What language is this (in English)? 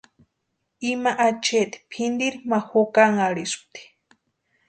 Western Highland Purepecha